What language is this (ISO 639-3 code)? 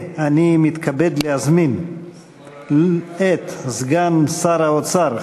heb